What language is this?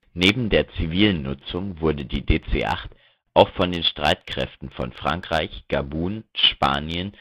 German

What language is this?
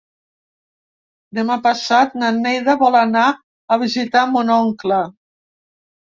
Catalan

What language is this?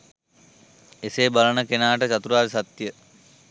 Sinhala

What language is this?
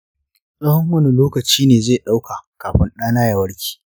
Hausa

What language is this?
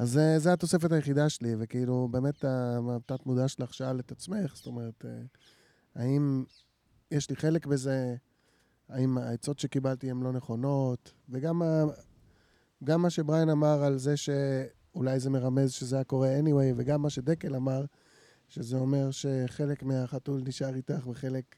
Hebrew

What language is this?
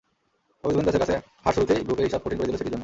Bangla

